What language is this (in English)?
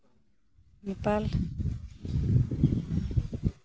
Santali